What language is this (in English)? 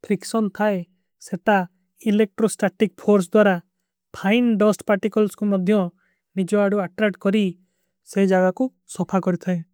Kui (India)